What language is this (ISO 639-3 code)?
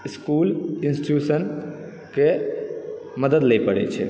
mai